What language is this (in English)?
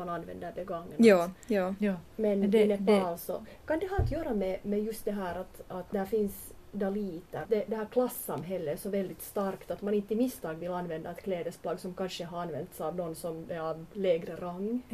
Swedish